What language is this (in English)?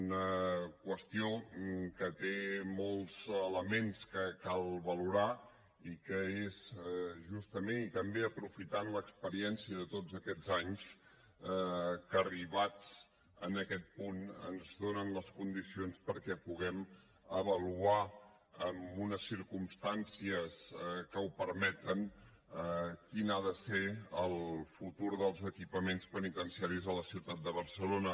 Catalan